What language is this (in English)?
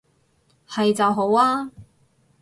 Cantonese